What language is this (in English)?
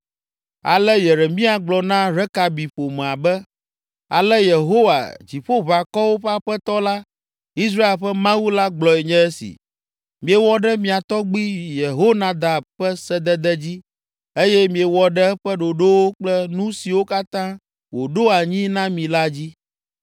Ewe